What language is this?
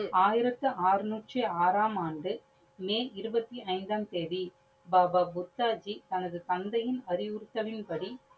Tamil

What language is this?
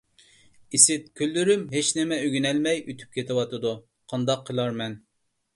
Uyghur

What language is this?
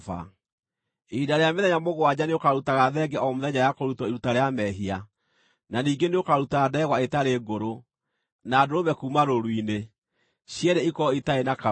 Kikuyu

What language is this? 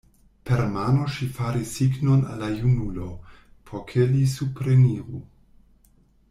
Esperanto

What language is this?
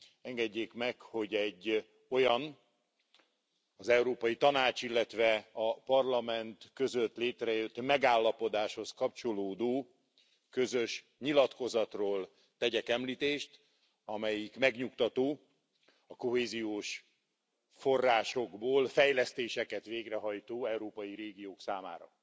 Hungarian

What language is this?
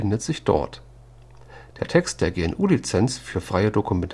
German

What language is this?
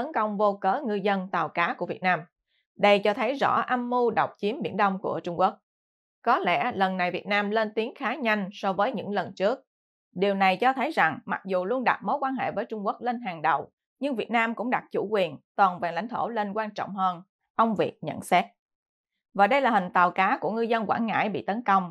Vietnamese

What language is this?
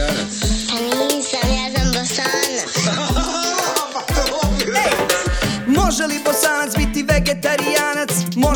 Croatian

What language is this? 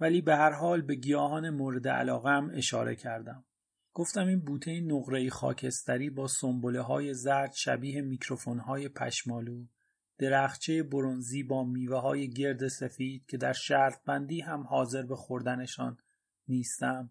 Persian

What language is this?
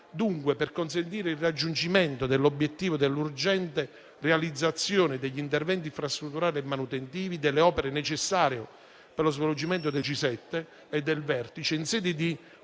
Italian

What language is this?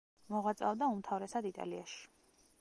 Georgian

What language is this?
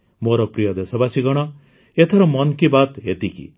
Odia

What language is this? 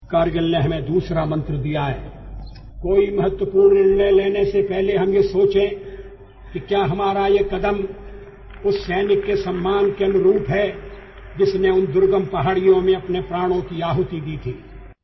Odia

